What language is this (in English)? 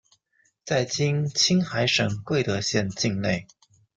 Chinese